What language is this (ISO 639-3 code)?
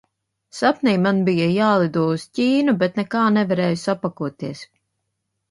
lav